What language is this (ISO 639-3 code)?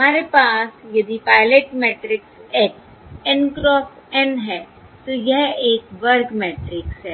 hin